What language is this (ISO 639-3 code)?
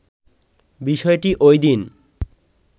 ben